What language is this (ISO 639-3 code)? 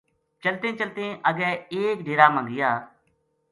gju